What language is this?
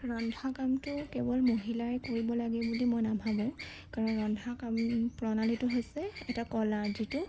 Assamese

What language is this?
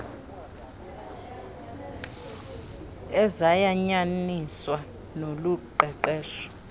Xhosa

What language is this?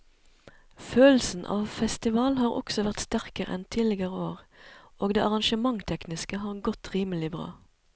Norwegian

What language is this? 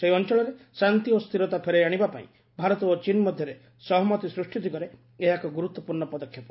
Odia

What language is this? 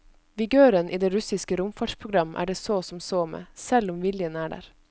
Norwegian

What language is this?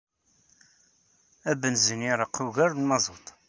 Kabyle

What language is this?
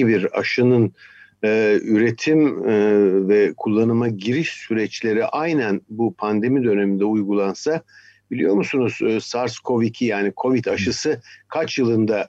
Turkish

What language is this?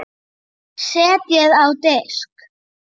Icelandic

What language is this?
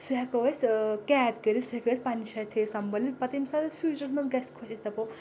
Kashmiri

